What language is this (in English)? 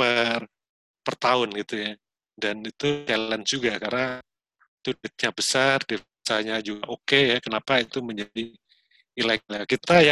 Indonesian